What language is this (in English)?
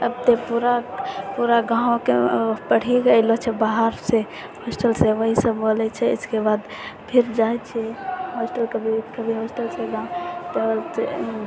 Maithili